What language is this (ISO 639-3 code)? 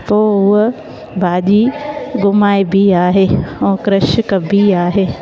snd